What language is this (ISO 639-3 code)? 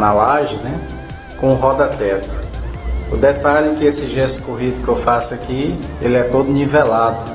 por